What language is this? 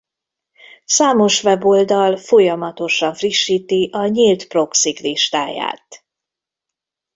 Hungarian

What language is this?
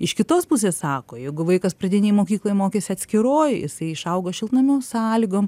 Lithuanian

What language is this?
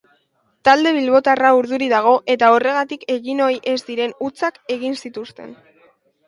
Basque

